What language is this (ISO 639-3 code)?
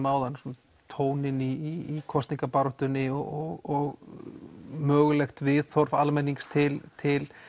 isl